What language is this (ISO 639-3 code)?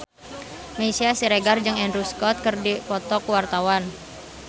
sun